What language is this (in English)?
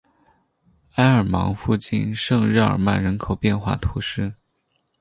Chinese